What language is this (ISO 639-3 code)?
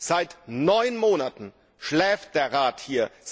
deu